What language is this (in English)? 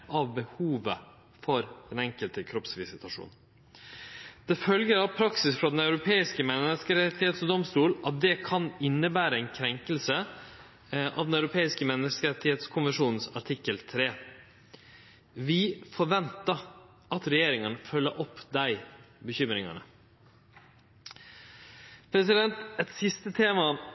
Norwegian Nynorsk